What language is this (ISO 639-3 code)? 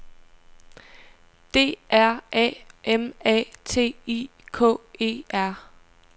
dan